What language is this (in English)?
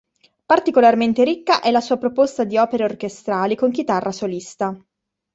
Italian